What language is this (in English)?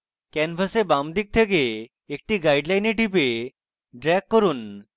Bangla